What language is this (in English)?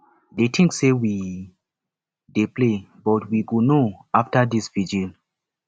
Nigerian Pidgin